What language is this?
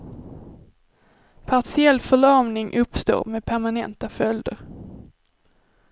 Swedish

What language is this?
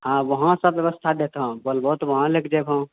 Maithili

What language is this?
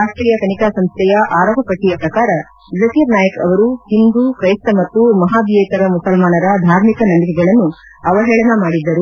Kannada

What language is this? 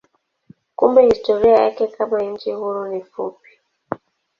Swahili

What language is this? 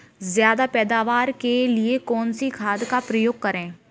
Hindi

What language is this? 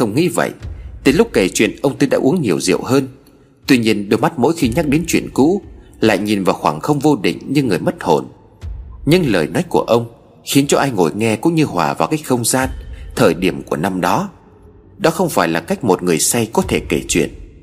Vietnamese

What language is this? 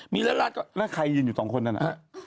Thai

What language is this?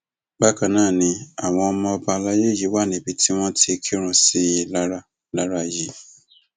Yoruba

